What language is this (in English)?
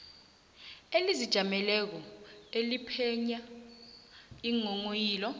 South Ndebele